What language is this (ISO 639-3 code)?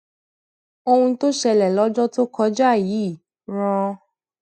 yor